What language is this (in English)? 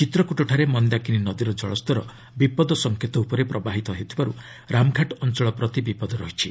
Odia